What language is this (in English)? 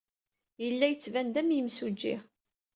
Kabyle